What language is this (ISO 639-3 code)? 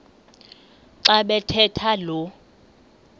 xho